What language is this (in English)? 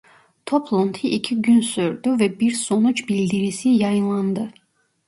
Turkish